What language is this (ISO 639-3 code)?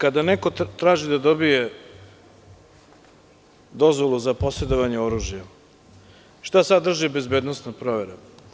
srp